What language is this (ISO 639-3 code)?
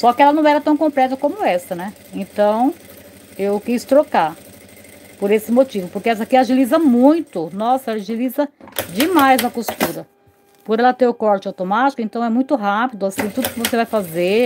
por